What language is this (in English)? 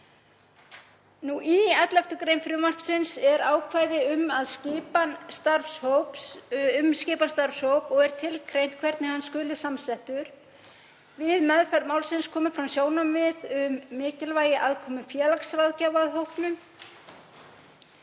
Icelandic